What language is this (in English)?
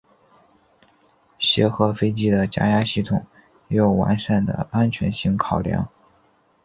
Chinese